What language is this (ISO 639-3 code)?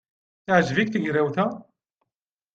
kab